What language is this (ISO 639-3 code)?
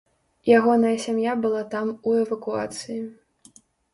bel